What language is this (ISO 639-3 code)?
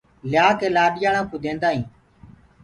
ggg